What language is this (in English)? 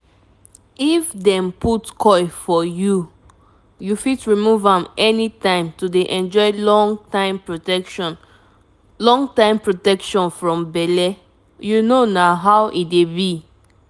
Nigerian Pidgin